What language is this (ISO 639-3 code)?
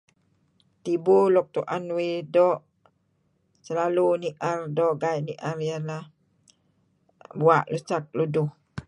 kzi